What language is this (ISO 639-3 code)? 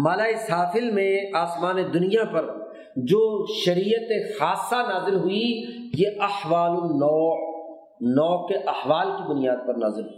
urd